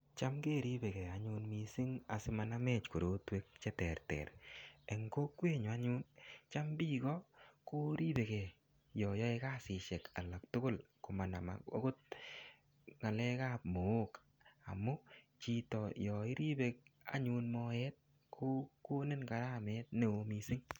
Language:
Kalenjin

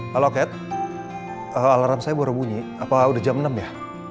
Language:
Indonesian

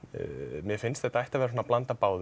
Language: Icelandic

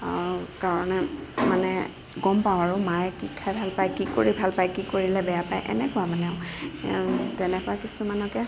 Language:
Assamese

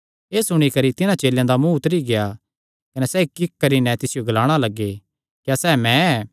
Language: Kangri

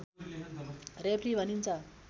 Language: Nepali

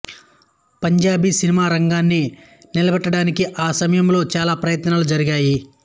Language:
Telugu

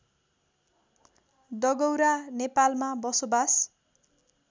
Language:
Nepali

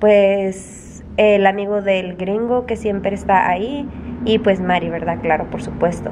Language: Spanish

